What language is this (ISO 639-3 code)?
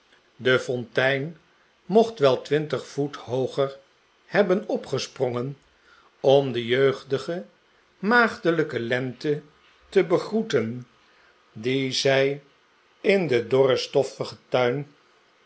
nld